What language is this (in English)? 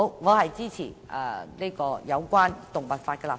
Cantonese